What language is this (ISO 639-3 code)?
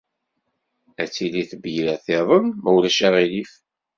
kab